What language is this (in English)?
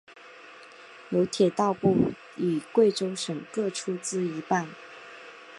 Chinese